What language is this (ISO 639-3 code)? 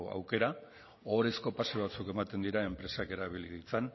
eus